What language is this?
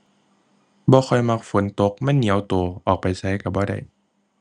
Thai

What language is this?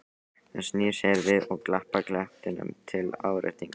Icelandic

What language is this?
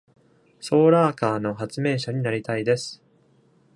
Japanese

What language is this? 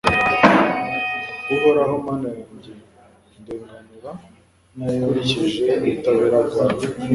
Kinyarwanda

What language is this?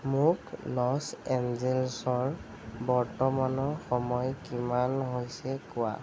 Assamese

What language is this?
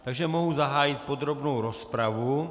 Czech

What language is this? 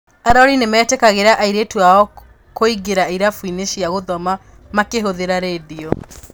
Kikuyu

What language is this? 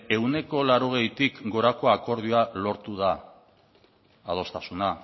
Basque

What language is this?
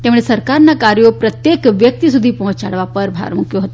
Gujarati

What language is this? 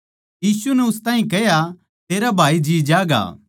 Haryanvi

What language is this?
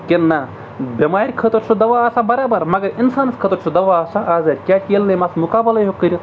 Kashmiri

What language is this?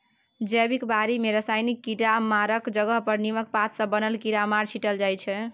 Maithili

